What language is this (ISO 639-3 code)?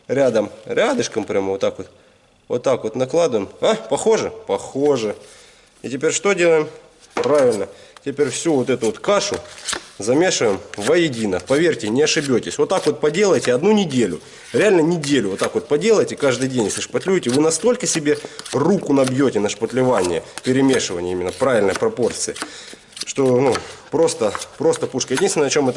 rus